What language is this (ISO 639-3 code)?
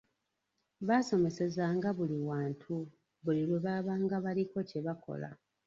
lug